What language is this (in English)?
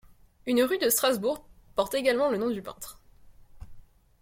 French